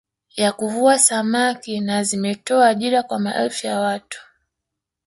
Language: Swahili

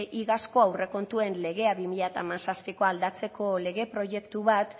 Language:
Basque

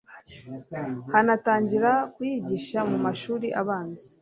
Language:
Kinyarwanda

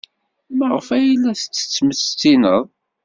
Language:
Kabyle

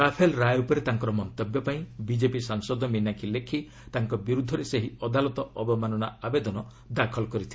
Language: Odia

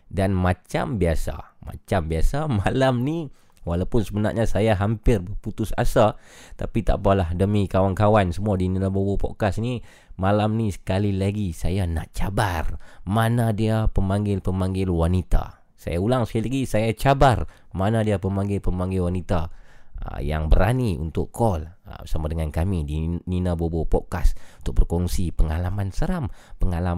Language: Malay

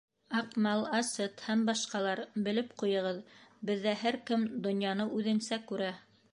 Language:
Bashkir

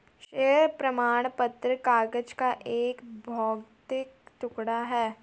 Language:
Hindi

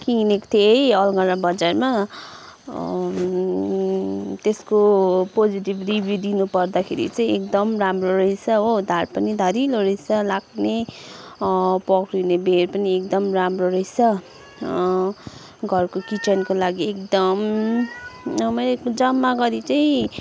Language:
Nepali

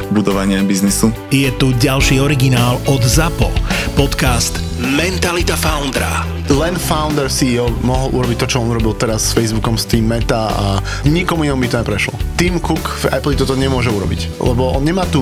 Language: Slovak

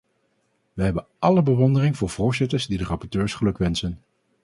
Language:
Dutch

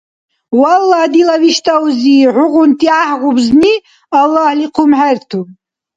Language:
Dargwa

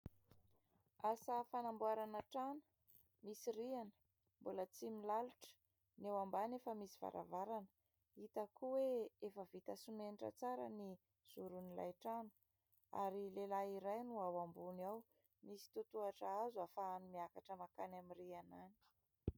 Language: Malagasy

